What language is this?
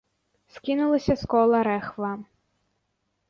Belarusian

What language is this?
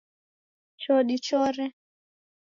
Taita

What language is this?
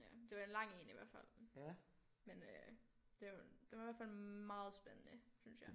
Danish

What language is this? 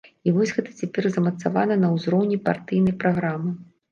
Belarusian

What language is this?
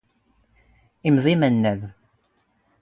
Standard Moroccan Tamazight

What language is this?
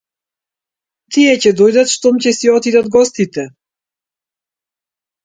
Macedonian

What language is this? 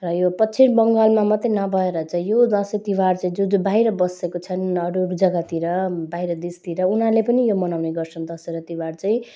Nepali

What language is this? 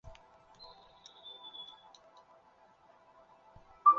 Chinese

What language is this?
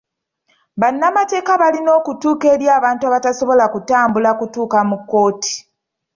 Ganda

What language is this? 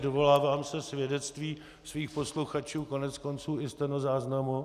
Czech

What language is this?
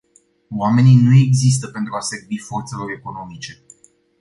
Romanian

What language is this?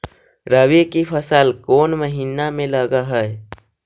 Magahi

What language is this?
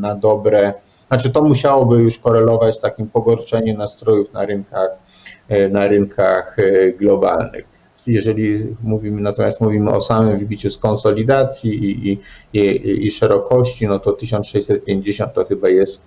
Polish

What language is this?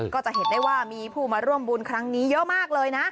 Thai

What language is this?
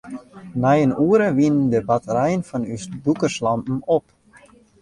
Western Frisian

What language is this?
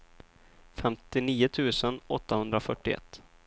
Swedish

